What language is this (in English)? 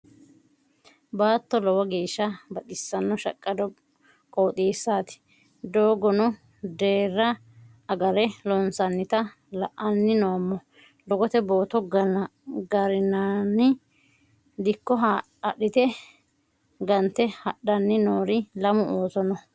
Sidamo